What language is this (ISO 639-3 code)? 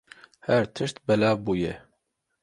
kur